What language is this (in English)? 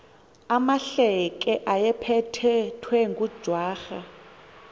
Xhosa